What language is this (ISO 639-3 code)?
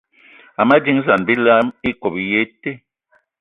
eto